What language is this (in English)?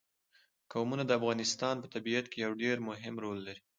Pashto